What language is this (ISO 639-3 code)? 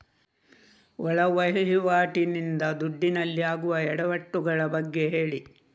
kan